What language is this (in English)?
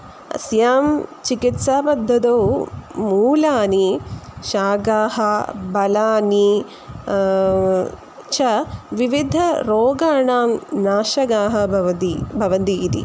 Sanskrit